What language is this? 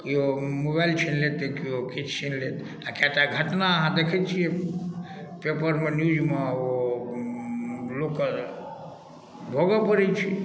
Maithili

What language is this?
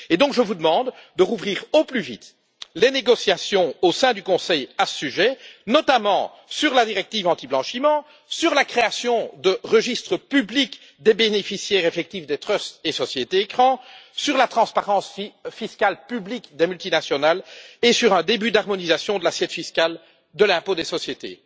French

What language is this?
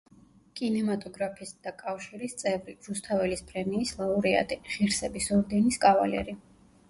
Georgian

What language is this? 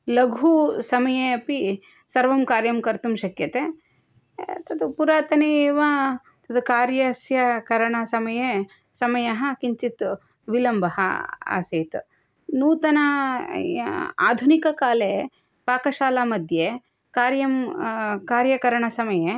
Sanskrit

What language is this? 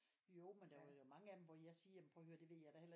Danish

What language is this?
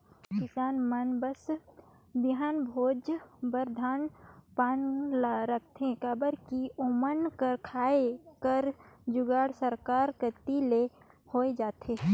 Chhattisgarhi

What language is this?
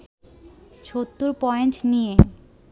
Bangla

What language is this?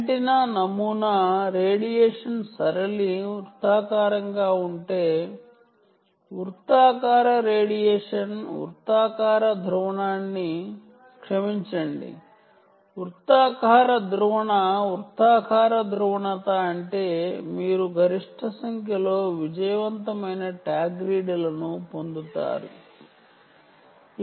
Telugu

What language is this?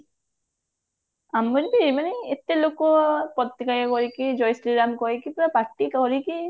Odia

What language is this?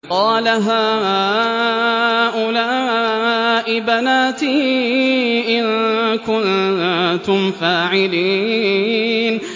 Arabic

